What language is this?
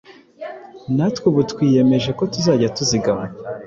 Kinyarwanda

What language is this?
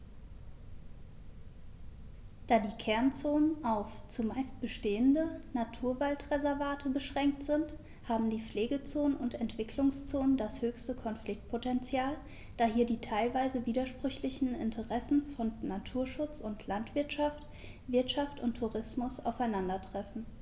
German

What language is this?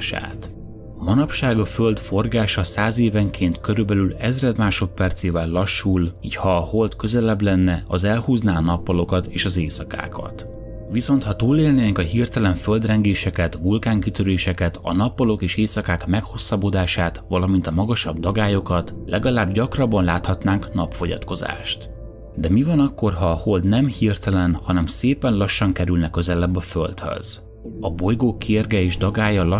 Hungarian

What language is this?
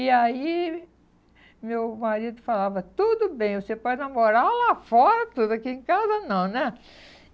Portuguese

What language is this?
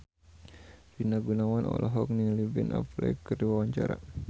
Sundanese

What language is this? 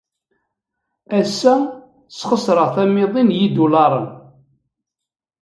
Kabyle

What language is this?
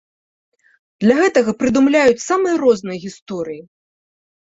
Belarusian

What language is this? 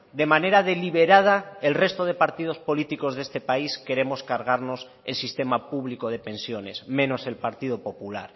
Spanish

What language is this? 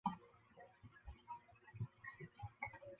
Chinese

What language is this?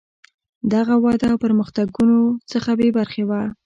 Pashto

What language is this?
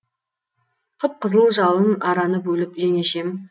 Kazakh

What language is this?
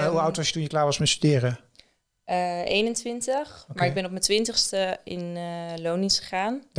Dutch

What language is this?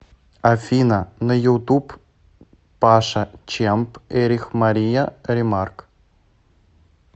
Russian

